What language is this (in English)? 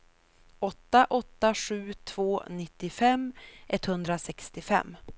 Swedish